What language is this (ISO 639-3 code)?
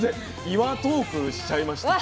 jpn